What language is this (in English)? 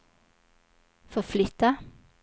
Swedish